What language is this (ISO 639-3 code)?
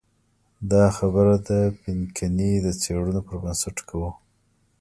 pus